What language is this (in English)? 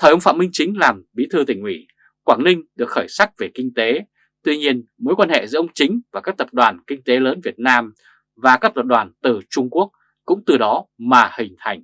Vietnamese